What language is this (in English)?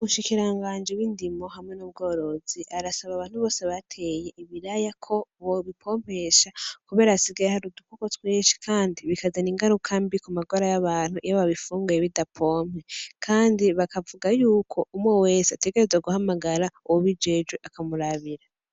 Rundi